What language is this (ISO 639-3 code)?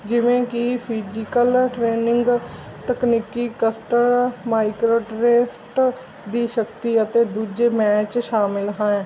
pan